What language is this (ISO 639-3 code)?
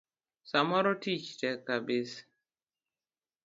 luo